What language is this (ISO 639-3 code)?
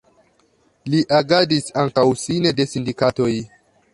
epo